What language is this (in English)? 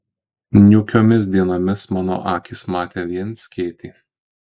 Lithuanian